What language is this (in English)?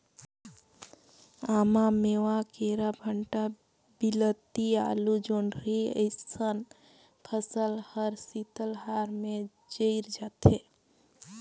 Chhattisgarhi